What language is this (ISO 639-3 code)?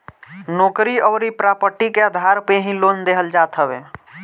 bho